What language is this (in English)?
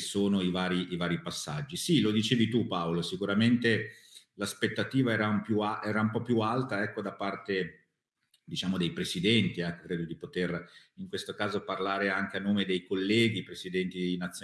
Italian